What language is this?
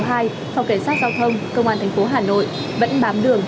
Vietnamese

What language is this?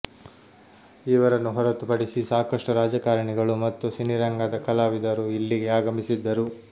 Kannada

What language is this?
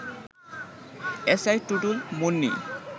Bangla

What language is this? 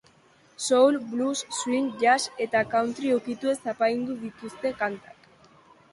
Basque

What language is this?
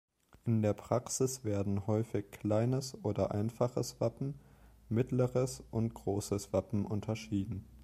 German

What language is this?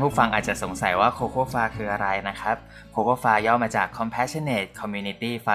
Thai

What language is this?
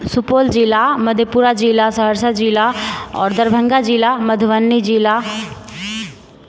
Maithili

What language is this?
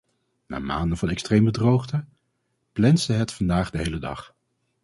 Dutch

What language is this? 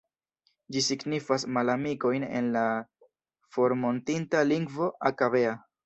Esperanto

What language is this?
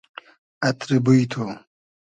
Hazaragi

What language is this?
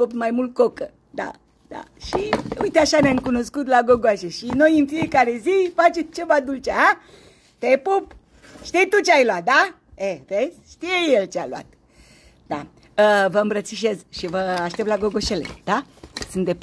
Romanian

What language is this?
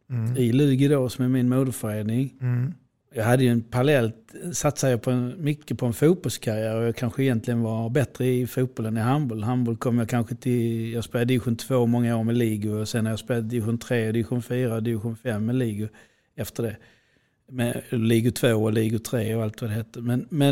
Swedish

